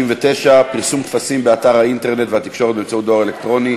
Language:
Hebrew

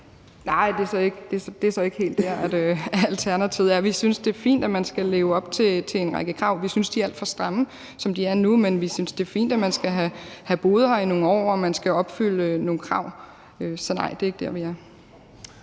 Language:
Danish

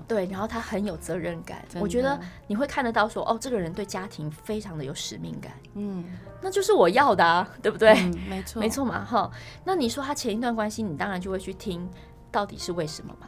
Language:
Chinese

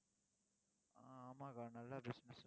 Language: Tamil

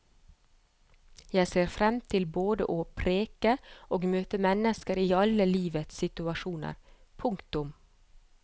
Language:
Norwegian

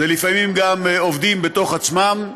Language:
Hebrew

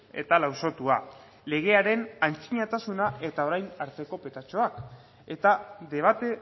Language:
Basque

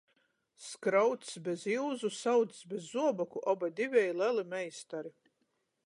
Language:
Latgalian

